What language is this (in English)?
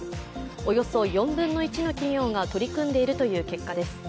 Japanese